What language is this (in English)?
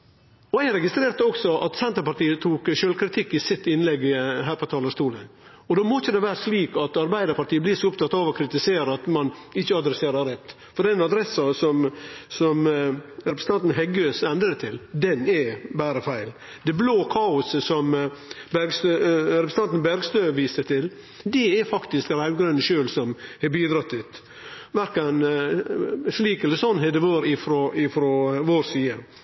Norwegian Nynorsk